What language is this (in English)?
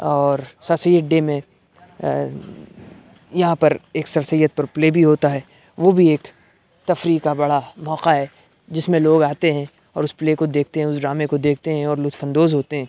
Urdu